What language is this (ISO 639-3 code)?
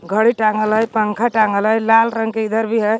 mag